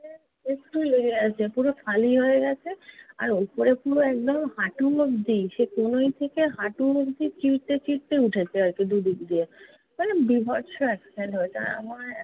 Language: Bangla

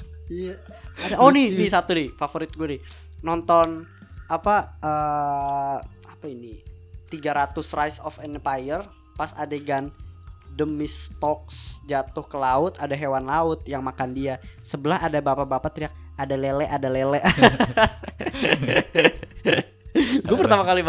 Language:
Indonesian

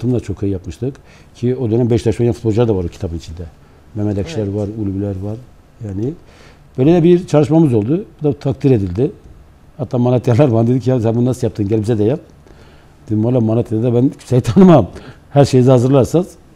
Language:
Turkish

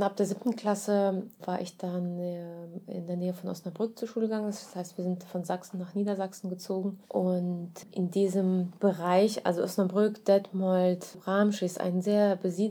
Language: German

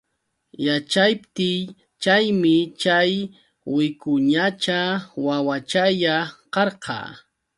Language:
Yauyos Quechua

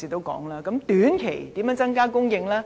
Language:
Cantonese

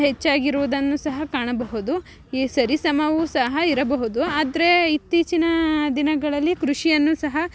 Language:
Kannada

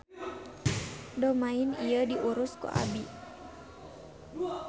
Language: Sundanese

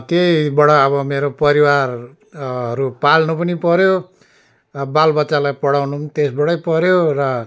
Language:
Nepali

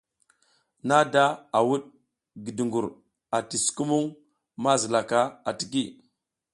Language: South Giziga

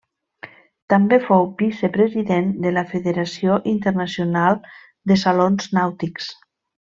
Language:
Catalan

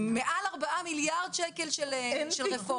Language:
Hebrew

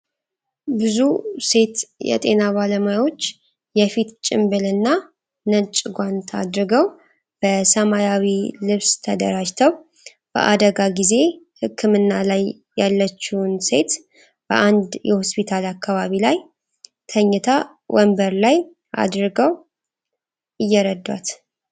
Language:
Amharic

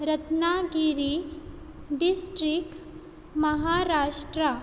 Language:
Konkani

